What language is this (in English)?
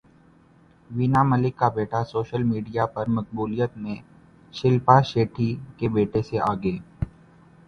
Urdu